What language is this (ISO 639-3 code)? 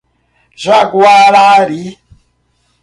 por